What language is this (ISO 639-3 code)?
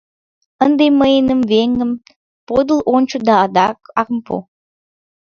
chm